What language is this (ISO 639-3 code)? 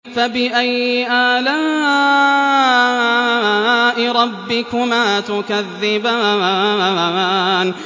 ara